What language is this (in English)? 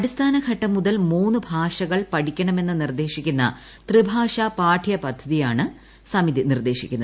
Malayalam